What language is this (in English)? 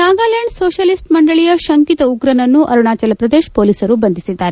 Kannada